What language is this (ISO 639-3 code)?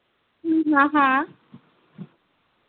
doi